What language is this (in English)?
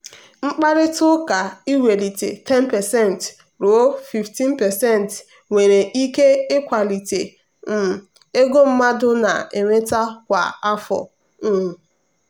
Igbo